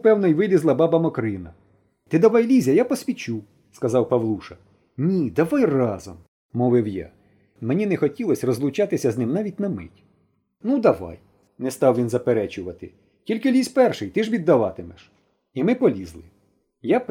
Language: Ukrainian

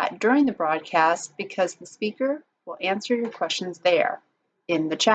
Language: English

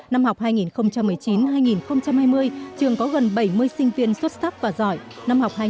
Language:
Vietnamese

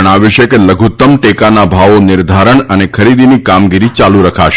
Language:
Gujarati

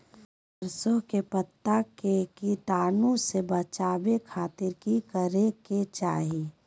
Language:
Magahi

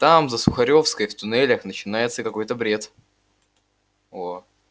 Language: Russian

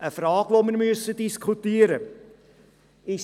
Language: Swiss German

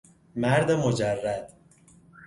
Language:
Persian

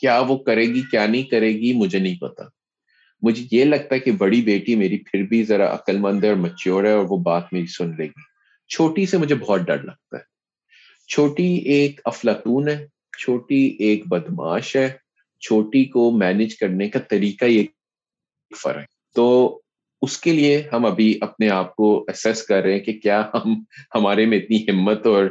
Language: Urdu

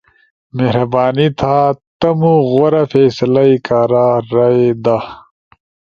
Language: Ushojo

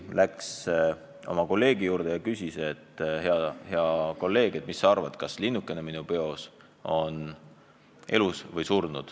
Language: Estonian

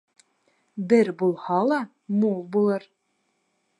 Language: Bashkir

